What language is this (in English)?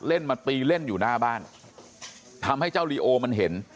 Thai